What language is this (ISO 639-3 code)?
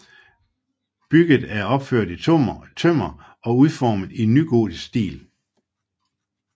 dan